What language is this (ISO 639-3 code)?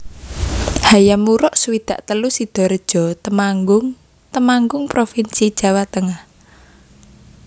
jav